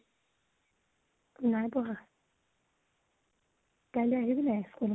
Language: Assamese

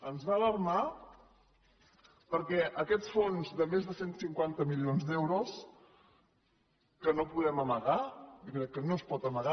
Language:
Catalan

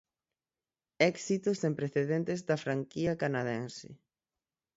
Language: Galician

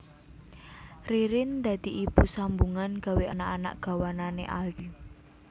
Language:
Javanese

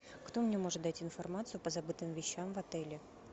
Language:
Russian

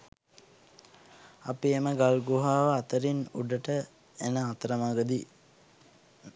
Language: Sinhala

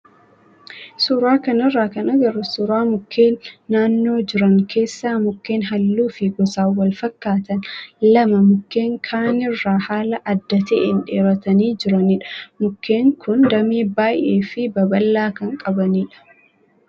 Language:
Oromo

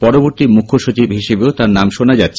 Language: Bangla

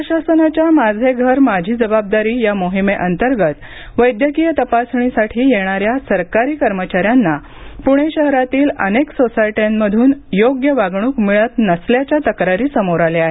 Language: Marathi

